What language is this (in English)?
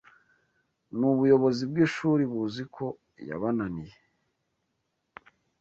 Kinyarwanda